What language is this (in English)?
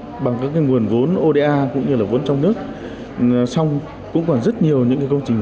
Vietnamese